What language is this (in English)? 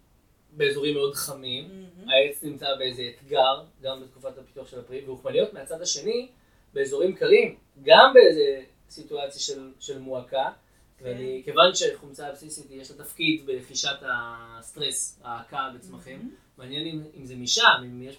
Hebrew